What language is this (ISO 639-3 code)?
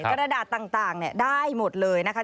tha